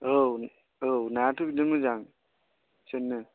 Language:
Bodo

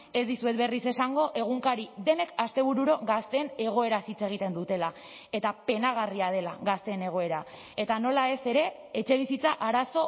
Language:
Basque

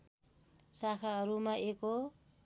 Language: Nepali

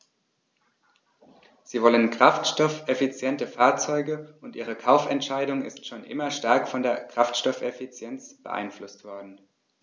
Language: German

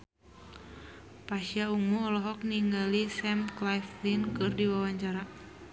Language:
Sundanese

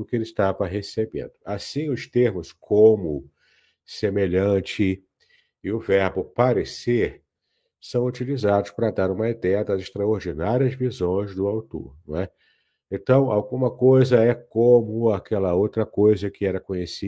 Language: Portuguese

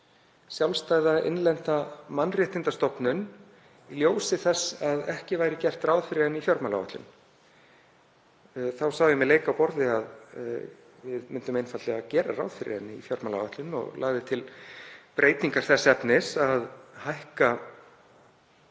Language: Icelandic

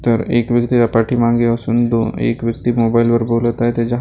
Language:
Marathi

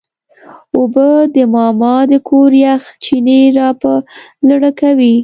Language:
Pashto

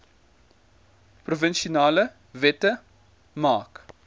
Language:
Afrikaans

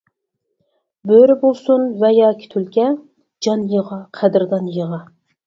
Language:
Uyghur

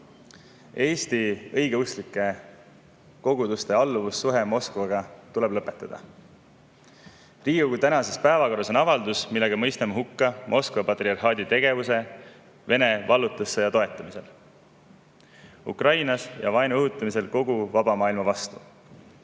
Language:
Estonian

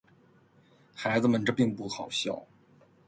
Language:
Chinese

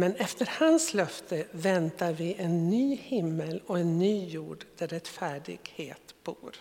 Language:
Swedish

